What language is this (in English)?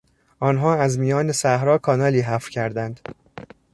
Persian